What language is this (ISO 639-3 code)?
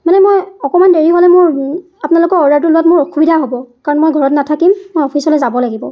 asm